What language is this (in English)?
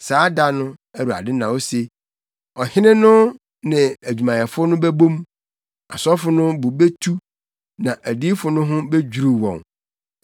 Akan